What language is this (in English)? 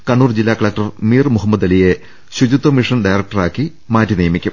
Malayalam